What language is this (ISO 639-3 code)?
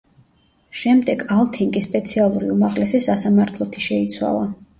kat